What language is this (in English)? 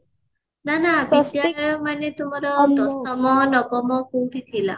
Odia